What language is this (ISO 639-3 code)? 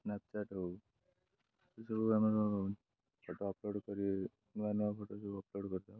ori